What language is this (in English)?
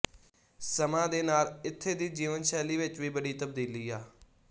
Punjabi